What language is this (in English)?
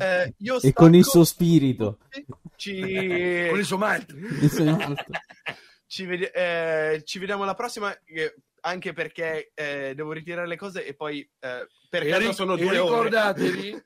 Italian